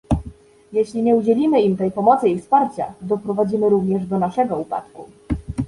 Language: Polish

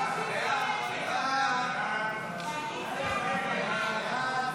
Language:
Hebrew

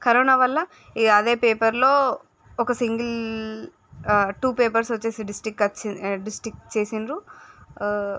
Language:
Telugu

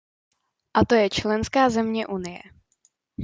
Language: Czech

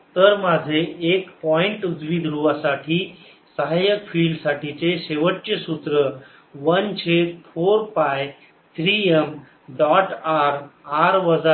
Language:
Marathi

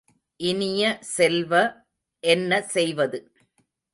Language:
Tamil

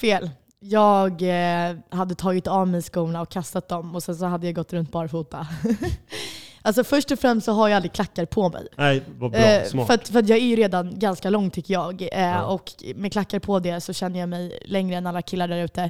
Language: Swedish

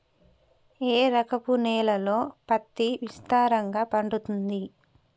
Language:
Telugu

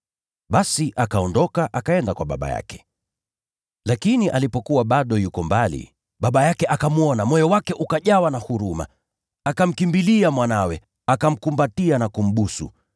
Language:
Swahili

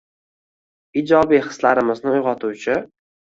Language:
Uzbek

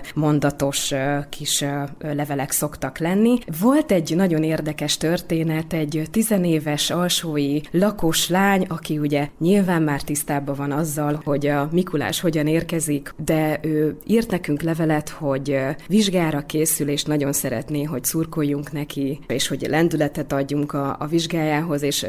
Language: Hungarian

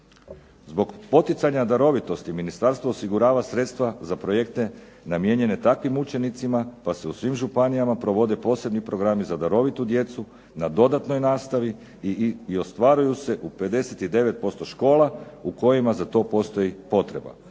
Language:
Croatian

